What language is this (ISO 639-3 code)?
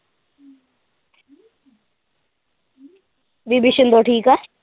pan